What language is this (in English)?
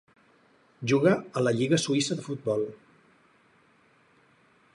Catalan